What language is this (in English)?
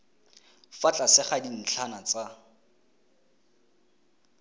Tswana